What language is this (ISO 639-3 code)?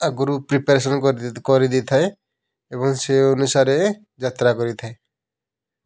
ori